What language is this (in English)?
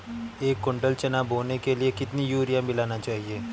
Hindi